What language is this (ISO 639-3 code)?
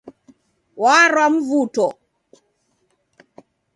dav